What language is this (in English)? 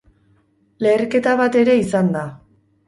Basque